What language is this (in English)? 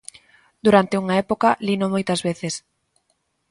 Galician